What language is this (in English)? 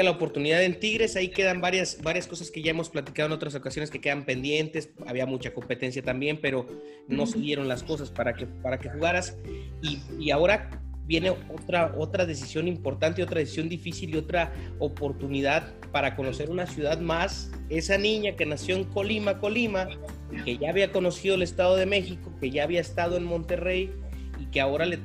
Spanish